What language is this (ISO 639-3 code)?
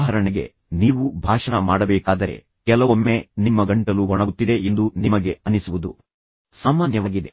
kan